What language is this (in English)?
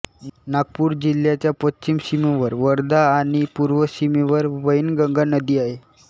Marathi